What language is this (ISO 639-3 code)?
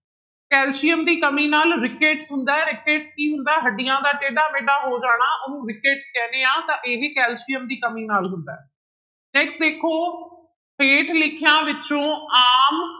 pan